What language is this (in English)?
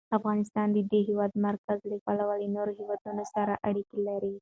Pashto